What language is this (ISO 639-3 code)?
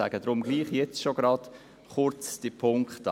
gsw